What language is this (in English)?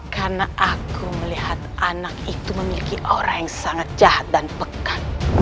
Indonesian